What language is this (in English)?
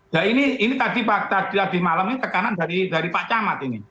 Indonesian